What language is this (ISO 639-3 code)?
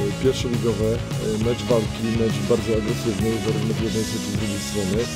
pol